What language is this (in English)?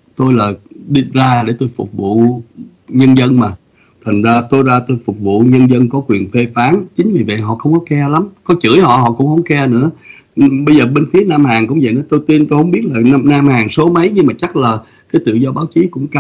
Vietnamese